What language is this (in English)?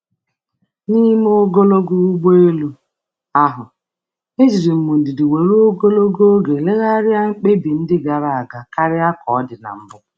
Igbo